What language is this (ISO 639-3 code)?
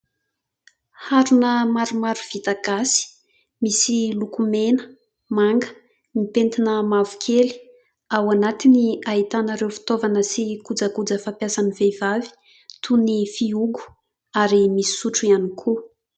mlg